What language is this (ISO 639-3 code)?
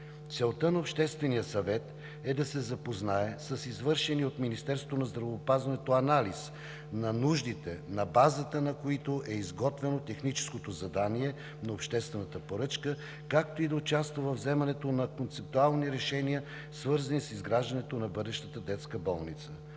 bul